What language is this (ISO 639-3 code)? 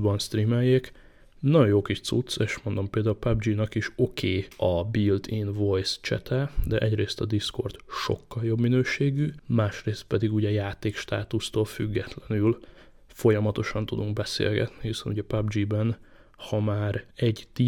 hun